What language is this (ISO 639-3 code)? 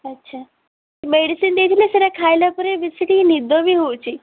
ori